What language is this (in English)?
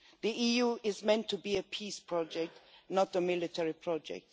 English